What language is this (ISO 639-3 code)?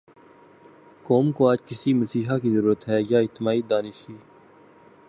urd